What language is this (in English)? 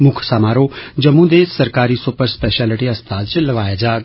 Dogri